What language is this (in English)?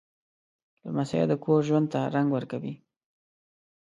Pashto